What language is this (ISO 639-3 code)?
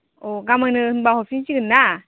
brx